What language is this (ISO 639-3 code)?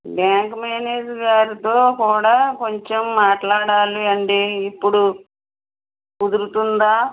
tel